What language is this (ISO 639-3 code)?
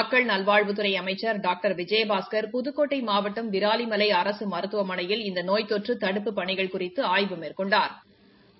tam